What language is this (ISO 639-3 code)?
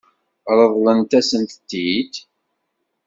kab